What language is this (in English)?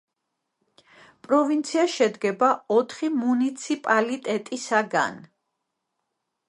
Georgian